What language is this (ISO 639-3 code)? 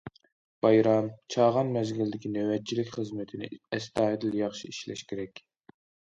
uig